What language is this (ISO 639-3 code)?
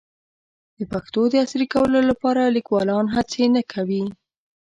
pus